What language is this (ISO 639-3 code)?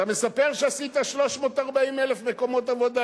heb